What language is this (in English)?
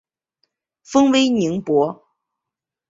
Chinese